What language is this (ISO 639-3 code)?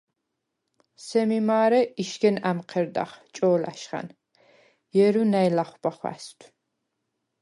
sva